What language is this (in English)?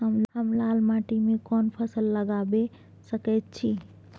Maithili